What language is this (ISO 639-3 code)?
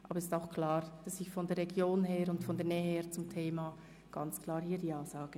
gsw